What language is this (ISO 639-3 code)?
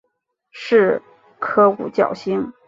zho